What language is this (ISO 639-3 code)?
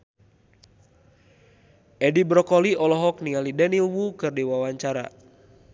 sun